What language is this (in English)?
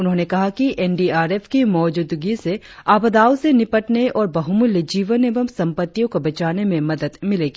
Hindi